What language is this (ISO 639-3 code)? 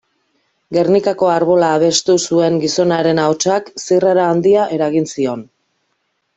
eus